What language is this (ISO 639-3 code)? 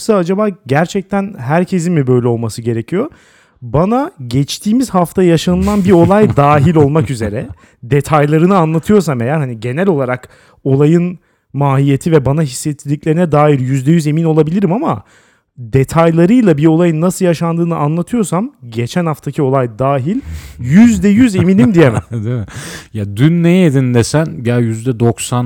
tur